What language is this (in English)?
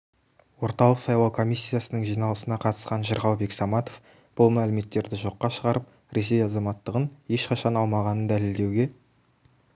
Kazakh